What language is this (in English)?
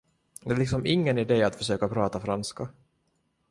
Swedish